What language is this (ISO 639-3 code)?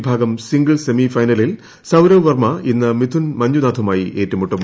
mal